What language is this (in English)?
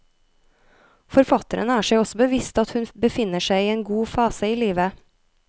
Norwegian